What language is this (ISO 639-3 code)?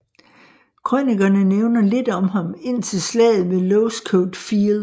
dan